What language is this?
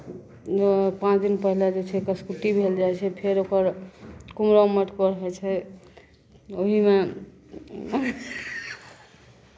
Maithili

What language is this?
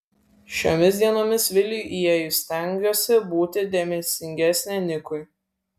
Lithuanian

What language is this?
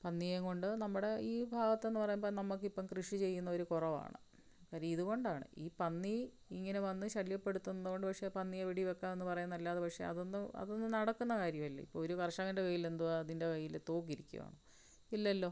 Malayalam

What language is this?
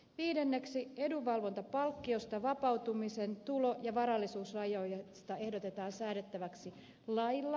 Finnish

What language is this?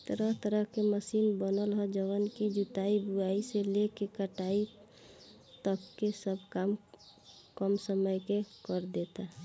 Bhojpuri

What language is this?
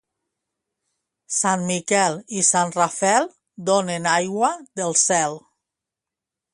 Catalan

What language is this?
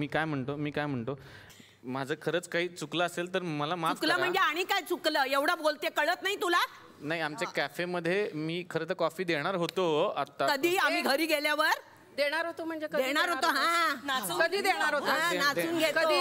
Marathi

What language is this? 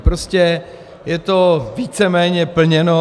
Czech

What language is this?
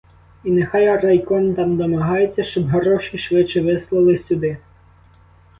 Ukrainian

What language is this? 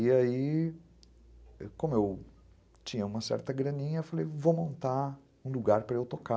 Portuguese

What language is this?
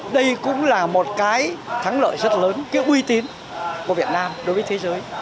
Vietnamese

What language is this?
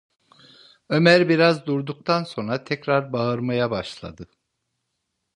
Turkish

